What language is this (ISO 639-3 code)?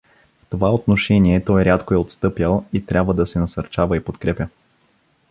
bul